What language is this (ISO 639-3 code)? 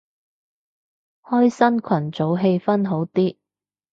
yue